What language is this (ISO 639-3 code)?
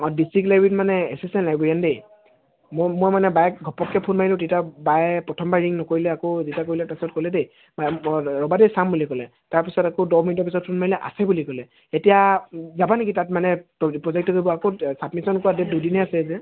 asm